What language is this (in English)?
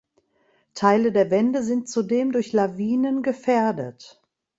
German